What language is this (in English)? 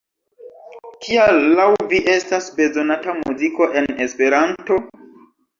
Esperanto